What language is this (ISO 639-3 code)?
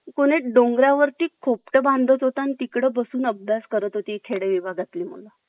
mar